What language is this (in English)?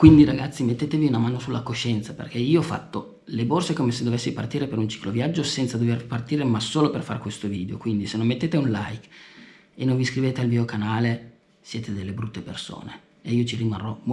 Italian